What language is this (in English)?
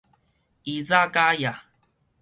Min Nan Chinese